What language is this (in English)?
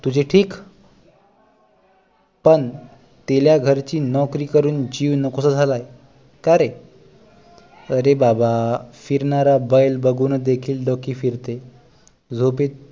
Marathi